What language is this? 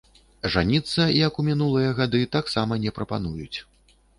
Belarusian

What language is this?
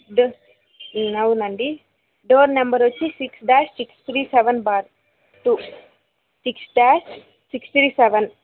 Telugu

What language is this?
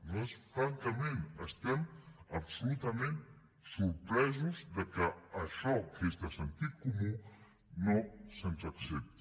Catalan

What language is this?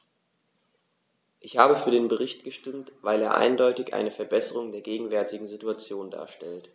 German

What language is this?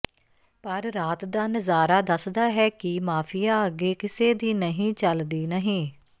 Punjabi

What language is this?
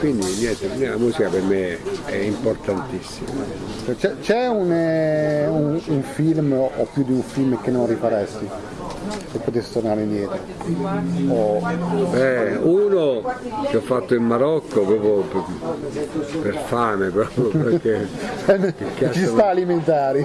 Italian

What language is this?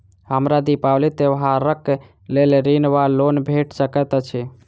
Maithili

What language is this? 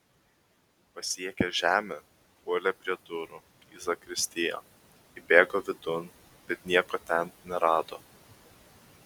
Lithuanian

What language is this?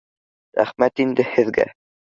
Bashkir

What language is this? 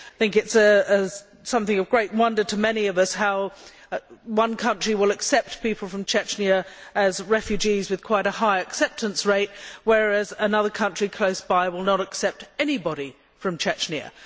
English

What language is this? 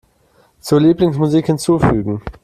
German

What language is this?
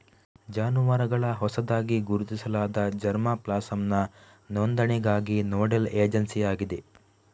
Kannada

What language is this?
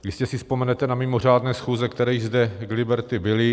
Czech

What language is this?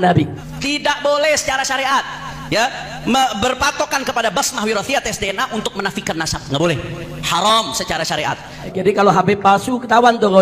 Indonesian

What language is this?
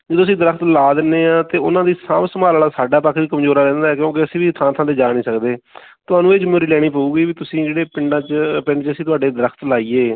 Punjabi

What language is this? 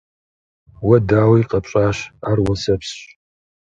Kabardian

